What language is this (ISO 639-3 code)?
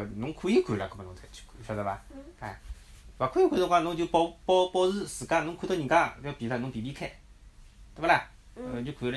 zho